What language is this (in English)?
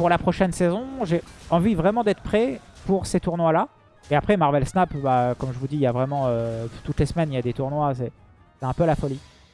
French